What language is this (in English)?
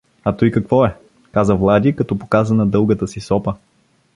Bulgarian